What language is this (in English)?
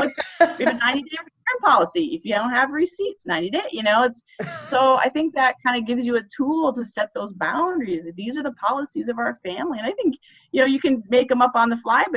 English